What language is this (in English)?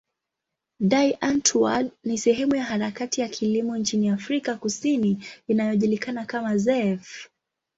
Swahili